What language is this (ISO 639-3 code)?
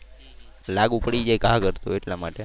guj